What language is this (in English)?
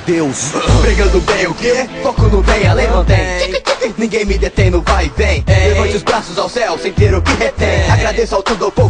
Portuguese